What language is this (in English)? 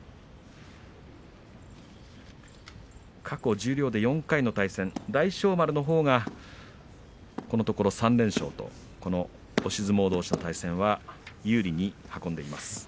Japanese